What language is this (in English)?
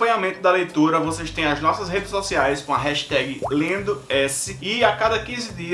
Portuguese